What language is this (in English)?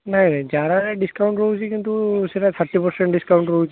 Odia